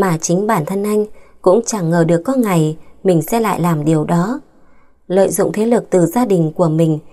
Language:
Vietnamese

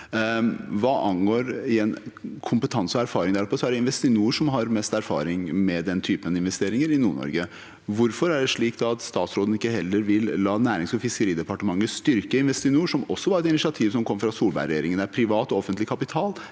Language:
Norwegian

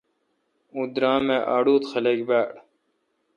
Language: Kalkoti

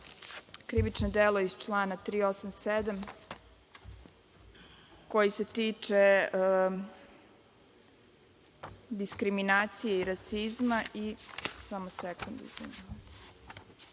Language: Serbian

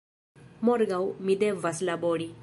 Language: Esperanto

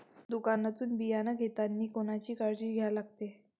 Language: Marathi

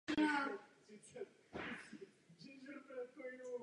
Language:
Czech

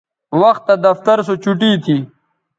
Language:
Bateri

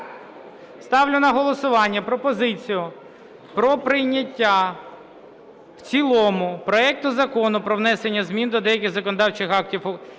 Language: Ukrainian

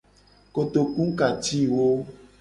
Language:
Gen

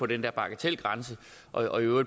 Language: Danish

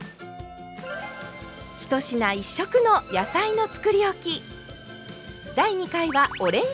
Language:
Japanese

